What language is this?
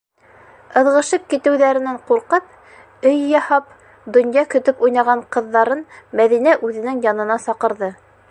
Bashkir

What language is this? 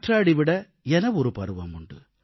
Tamil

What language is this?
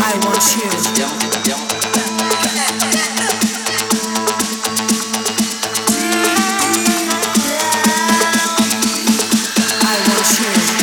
Romanian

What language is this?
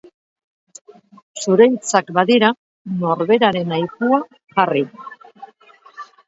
Basque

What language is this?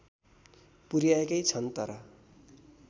Nepali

